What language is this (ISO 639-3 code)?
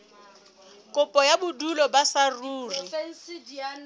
sot